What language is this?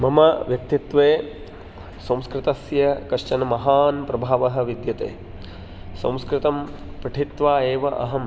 Sanskrit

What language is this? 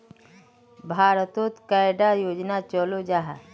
Magahi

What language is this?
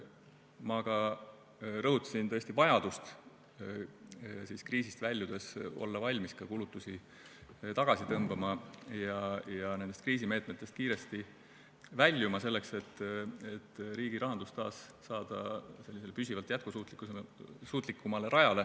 Estonian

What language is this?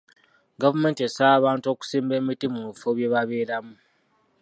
Ganda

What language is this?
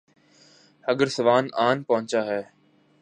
Urdu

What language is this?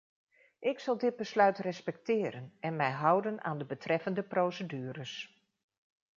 Dutch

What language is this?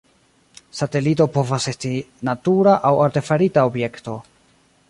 Esperanto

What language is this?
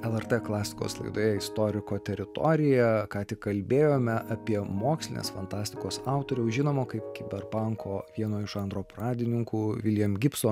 Lithuanian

